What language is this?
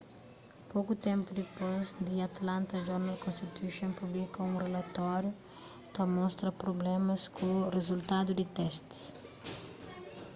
Kabuverdianu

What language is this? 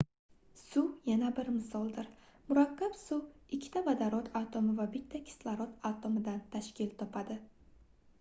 Uzbek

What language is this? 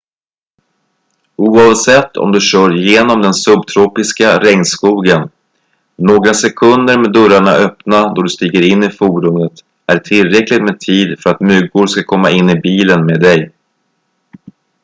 Swedish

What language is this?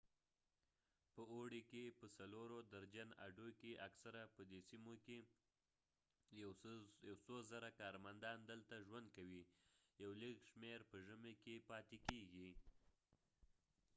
Pashto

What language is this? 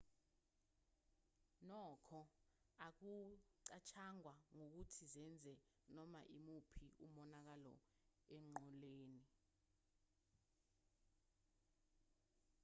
Zulu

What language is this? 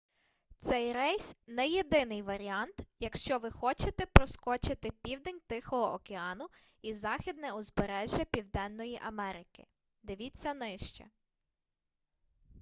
Ukrainian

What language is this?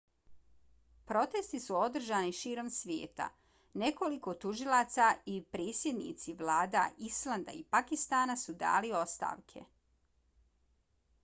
Bosnian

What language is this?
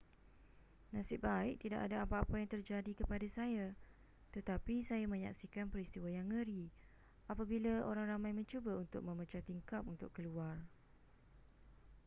Malay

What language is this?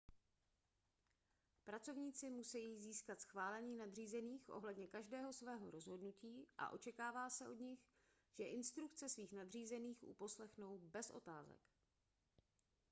Czech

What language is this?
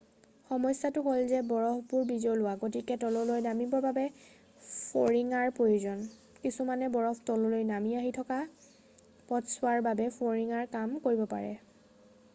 Assamese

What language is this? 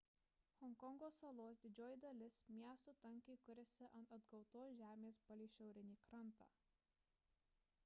Lithuanian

